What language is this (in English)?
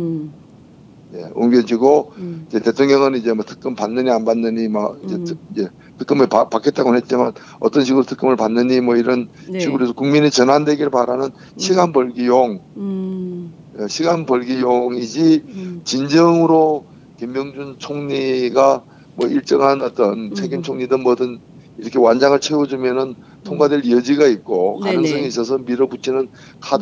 Korean